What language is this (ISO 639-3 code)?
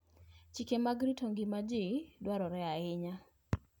luo